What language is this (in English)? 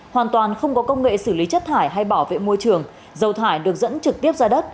Vietnamese